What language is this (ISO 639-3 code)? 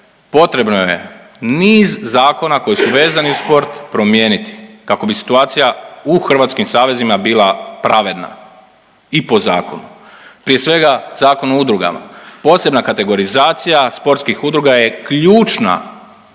hrv